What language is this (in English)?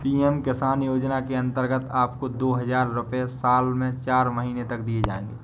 Hindi